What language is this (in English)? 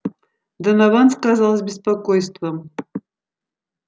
Russian